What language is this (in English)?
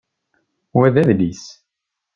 Kabyle